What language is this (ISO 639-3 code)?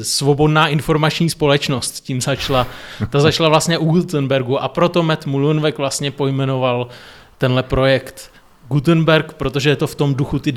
ces